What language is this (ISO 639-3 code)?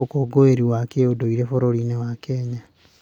kik